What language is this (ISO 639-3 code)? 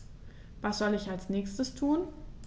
deu